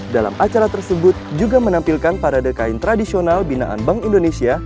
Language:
Indonesian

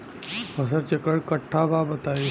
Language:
Bhojpuri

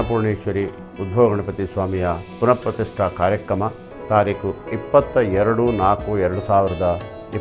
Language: Hindi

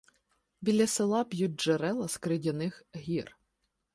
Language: Ukrainian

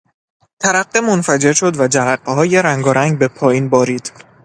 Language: Persian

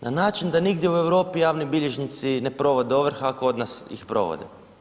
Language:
Croatian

